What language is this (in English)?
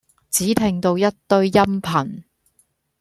Cantonese